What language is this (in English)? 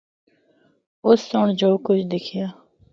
Northern Hindko